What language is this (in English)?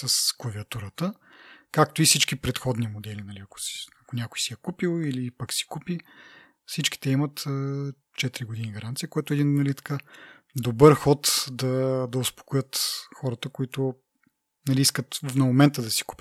Bulgarian